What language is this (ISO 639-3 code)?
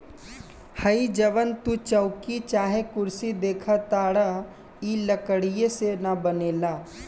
bho